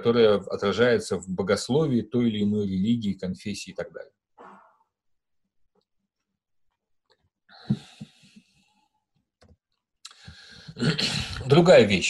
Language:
Russian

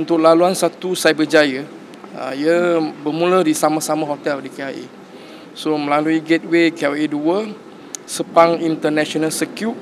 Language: Malay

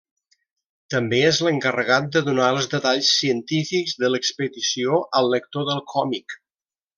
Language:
Catalan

